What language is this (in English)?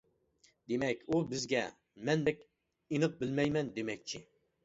Uyghur